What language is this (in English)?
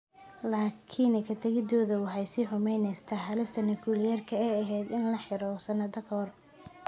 Somali